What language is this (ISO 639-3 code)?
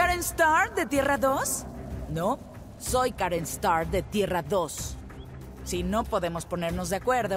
spa